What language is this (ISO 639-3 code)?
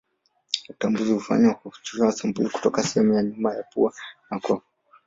swa